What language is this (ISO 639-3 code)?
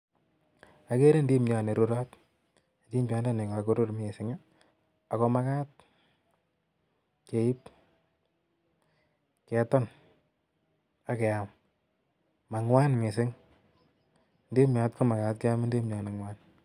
kln